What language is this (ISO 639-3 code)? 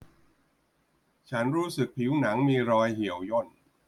tha